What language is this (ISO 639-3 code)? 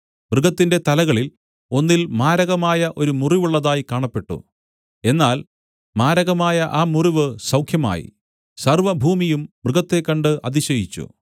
mal